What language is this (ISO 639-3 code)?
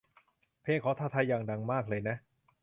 tha